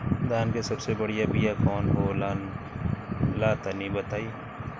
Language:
Bhojpuri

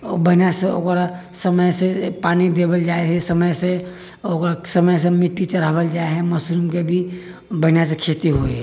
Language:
Maithili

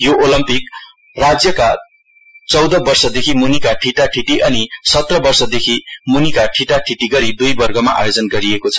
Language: Nepali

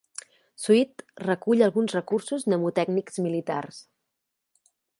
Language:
Catalan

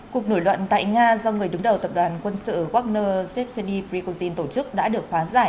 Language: Vietnamese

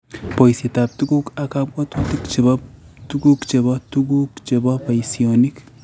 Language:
Kalenjin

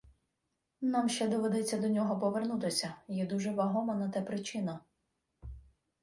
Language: Ukrainian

